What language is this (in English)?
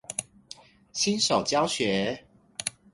Chinese